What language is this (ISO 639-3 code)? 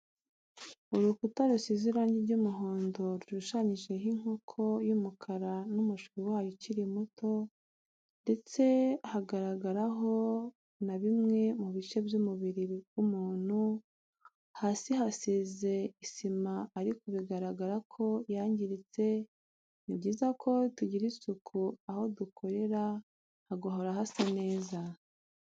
kin